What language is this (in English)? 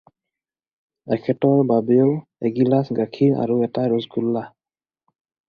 Assamese